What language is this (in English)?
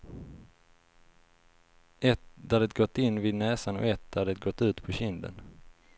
Swedish